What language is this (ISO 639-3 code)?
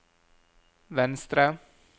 nor